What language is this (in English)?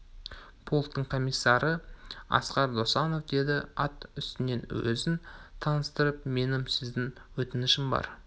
Kazakh